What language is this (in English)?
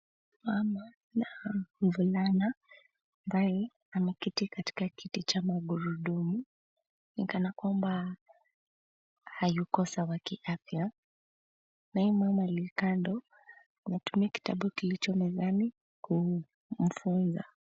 Swahili